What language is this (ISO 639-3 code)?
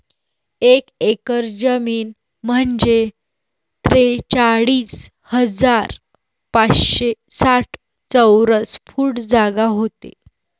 mar